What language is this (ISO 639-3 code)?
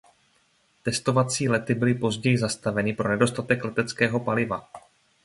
ces